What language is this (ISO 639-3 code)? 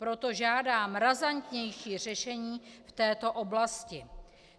ces